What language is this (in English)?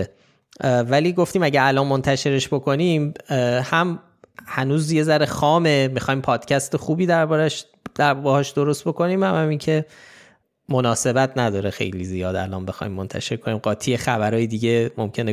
Persian